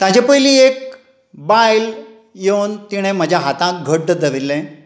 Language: Konkani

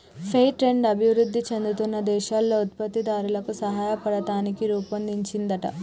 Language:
Telugu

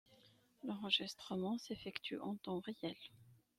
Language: French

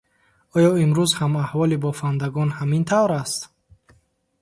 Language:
Tajik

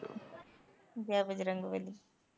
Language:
Punjabi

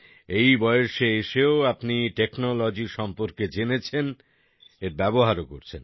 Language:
Bangla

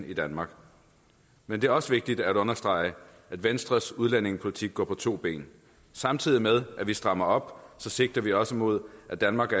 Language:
Danish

